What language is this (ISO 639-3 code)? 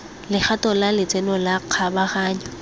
tsn